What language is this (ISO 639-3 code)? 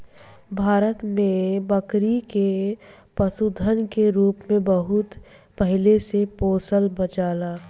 bho